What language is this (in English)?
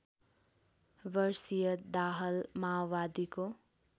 Nepali